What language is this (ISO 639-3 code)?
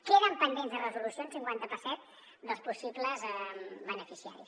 cat